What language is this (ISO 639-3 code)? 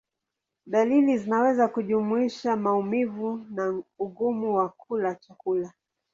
swa